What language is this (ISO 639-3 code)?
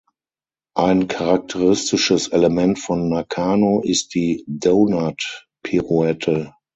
deu